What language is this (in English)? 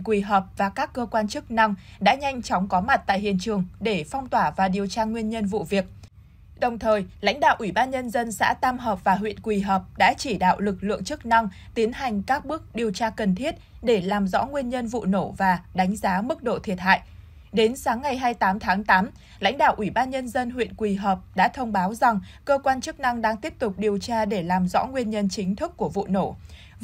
Vietnamese